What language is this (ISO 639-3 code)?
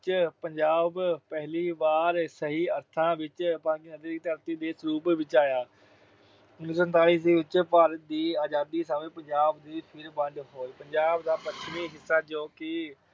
pan